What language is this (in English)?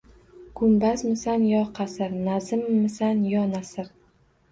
Uzbek